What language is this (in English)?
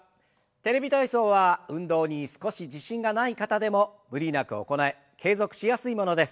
Japanese